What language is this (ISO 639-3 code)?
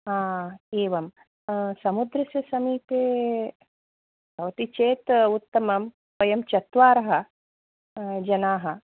san